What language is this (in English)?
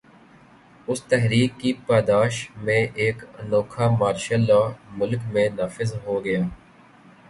Urdu